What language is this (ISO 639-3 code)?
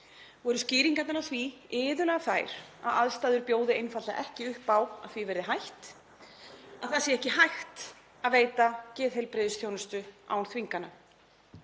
isl